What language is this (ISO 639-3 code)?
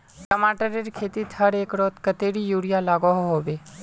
mag